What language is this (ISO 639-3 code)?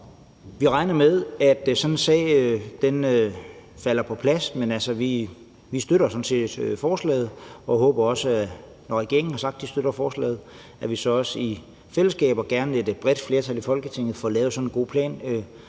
dan